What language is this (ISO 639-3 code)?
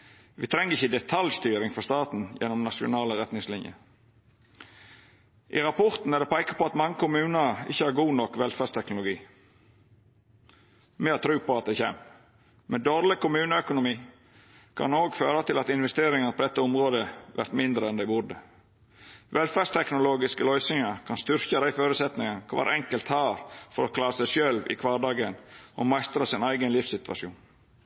nno